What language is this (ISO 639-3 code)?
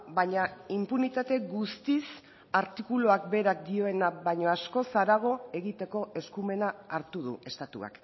eus